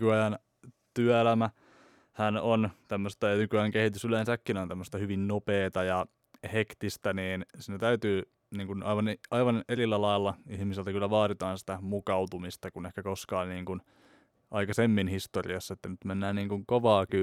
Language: Finnish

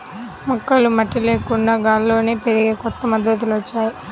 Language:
Telugu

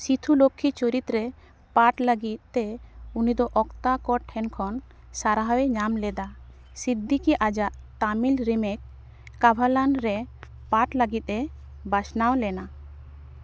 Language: Santali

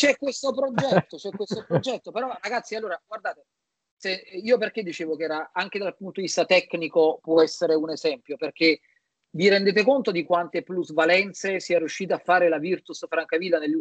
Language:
Italian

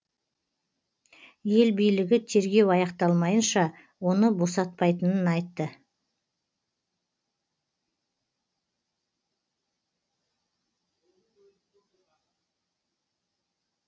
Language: Kazakh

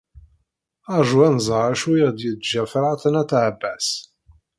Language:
Kabyle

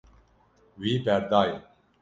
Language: Kurdish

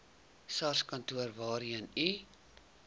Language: Afrikaans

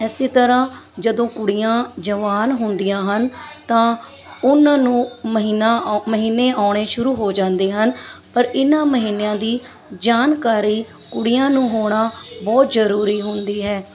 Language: Punjabi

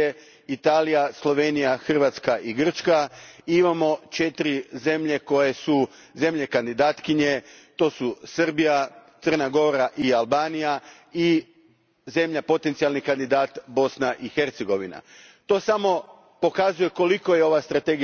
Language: Croatian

